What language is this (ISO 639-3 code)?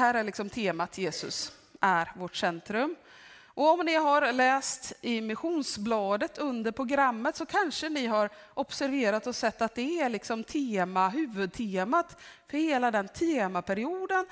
swe